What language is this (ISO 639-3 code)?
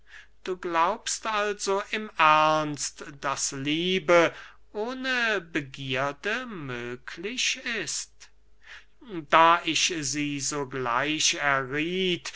deu